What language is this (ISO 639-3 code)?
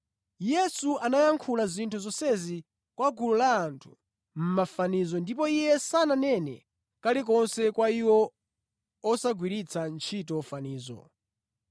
nya